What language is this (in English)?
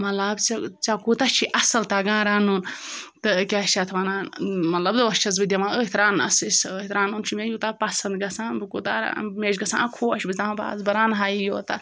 Kashmiri